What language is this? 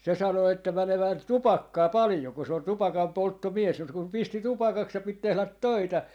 Finnish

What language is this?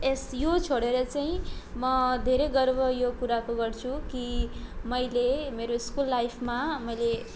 Nepali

